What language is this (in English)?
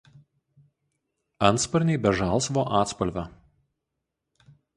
Lithuanian